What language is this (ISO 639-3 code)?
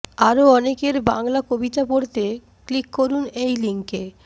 ben